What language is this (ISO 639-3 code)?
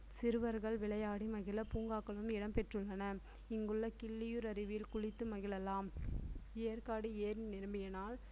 tam